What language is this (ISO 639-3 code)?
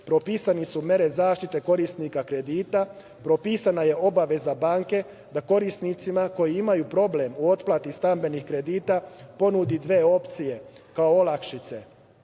srp